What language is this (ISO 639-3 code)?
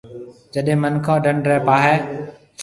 mve